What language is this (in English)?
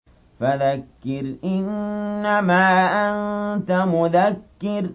Arabic